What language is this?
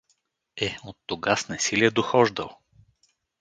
Bulgarian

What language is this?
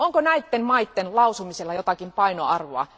Finnish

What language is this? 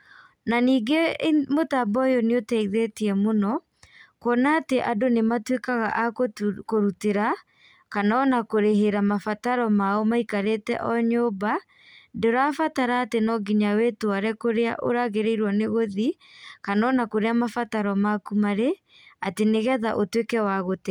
Kikuyu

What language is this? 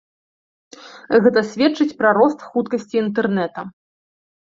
Belarusian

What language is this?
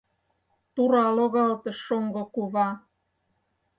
Mari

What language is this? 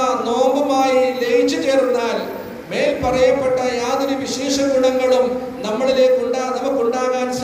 Arabic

